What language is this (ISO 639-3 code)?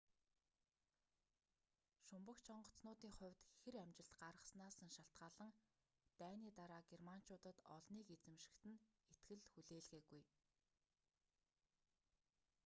mon